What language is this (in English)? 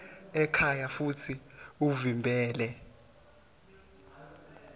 Swati